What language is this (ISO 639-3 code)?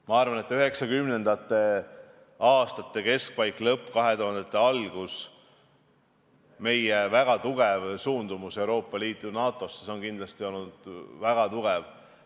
est